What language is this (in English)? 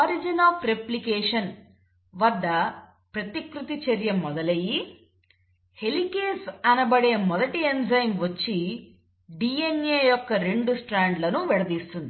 Telugu